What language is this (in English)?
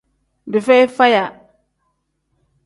Tem